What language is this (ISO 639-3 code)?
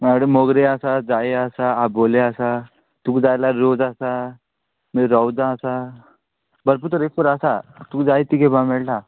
kok